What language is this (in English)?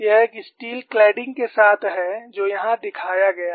Hindi